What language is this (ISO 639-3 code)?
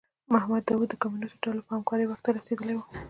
pus